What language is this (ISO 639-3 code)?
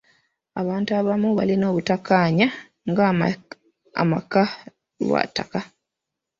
lug